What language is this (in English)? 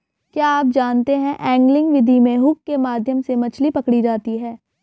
Hindi